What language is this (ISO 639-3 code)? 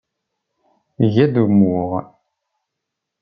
kab